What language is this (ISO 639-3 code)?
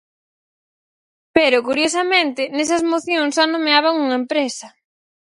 glg